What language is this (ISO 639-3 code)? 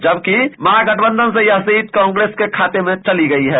hin